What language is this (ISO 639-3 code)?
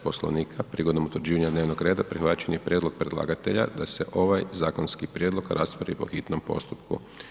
hrv